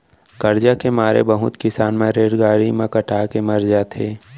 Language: Chhattisgarhi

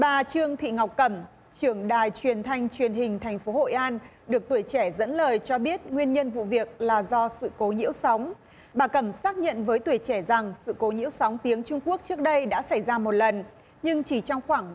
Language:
Vietnamese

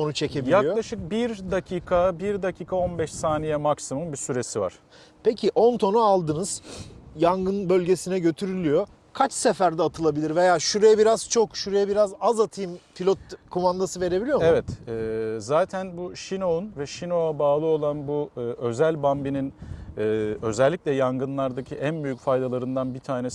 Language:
Turkish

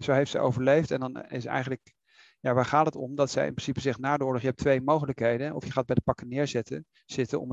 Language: Dutch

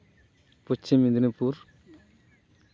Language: Santali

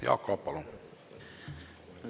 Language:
Estonian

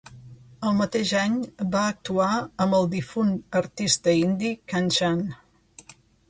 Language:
Catalan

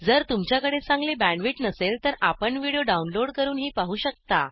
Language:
Marathi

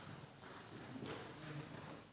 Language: Slovenian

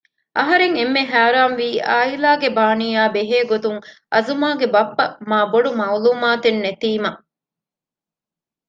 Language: Divehi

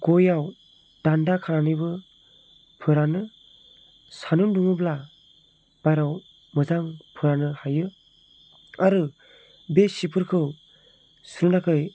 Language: Bodo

